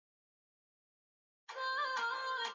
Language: Swahili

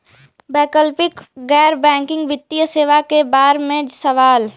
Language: Bhojpuri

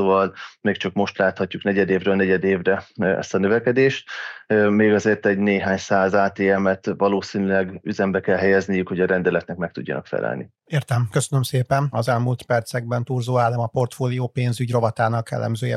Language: Hungarian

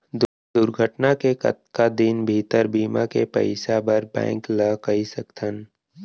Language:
Chhattisgarhi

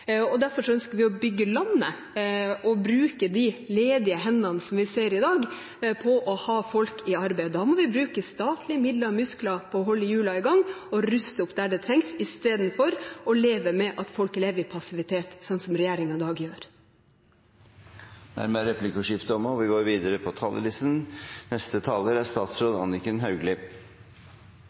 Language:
Norwegian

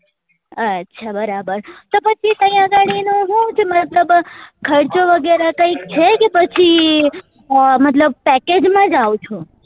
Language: Gujarati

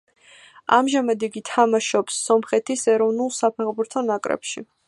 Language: Georgian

